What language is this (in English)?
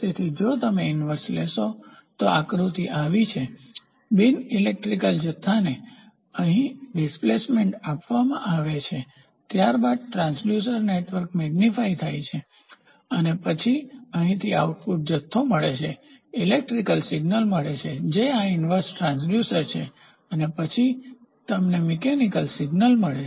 Gujarati